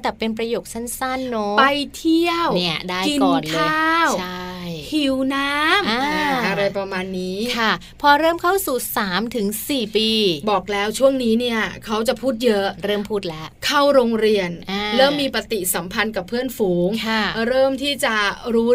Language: Thai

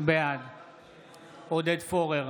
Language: Hebrew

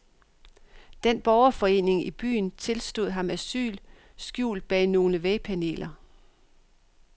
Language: Danish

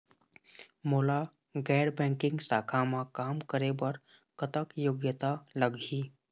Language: Chhattisgarhi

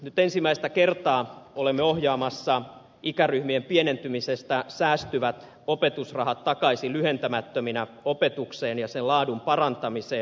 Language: Finnish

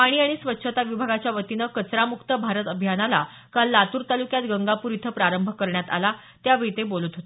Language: Marathi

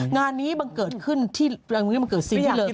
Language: Thai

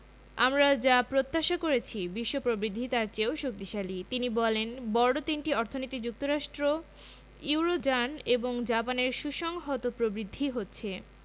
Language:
Bangla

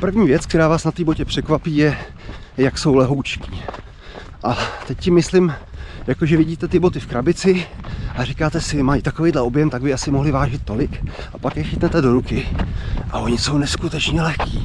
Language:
Czech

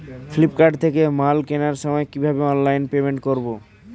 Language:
Bangla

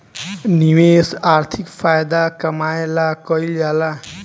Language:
Bhojpuri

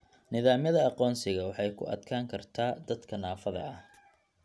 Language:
Somali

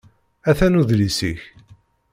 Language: Kabyle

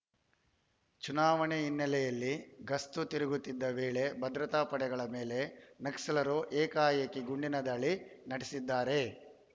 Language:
Kannada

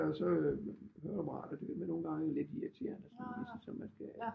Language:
Danish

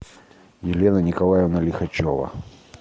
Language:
Russian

